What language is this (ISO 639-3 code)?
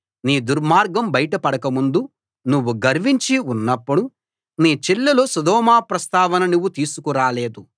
tel